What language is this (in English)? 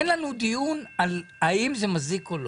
Hebrew